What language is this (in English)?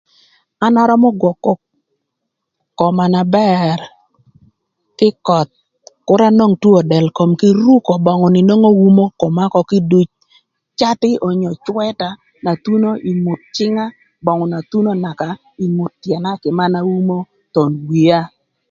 Thur